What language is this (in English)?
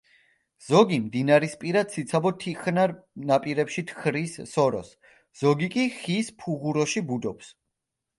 Georgian